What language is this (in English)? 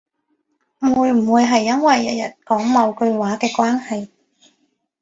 Cantonese